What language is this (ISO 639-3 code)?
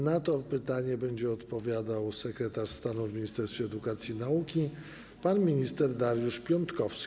pol